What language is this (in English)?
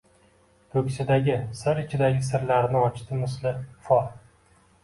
Uzbek